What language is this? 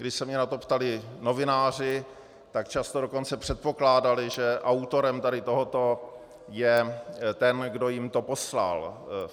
Czech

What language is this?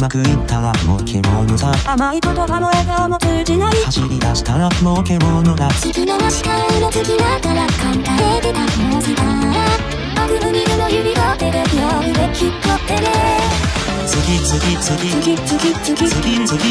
Thai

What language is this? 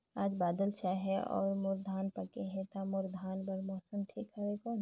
Chhattisgarhi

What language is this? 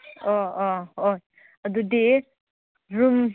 Manipuri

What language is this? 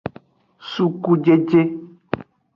Aja (Benin)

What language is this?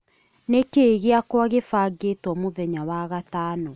Kikuyu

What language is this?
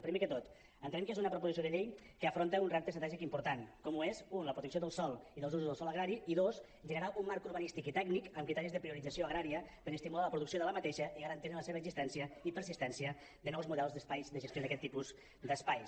Catalan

